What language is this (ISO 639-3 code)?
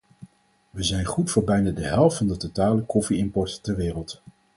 nld